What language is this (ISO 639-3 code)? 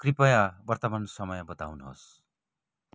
nep